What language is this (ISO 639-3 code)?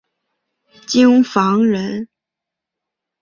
zho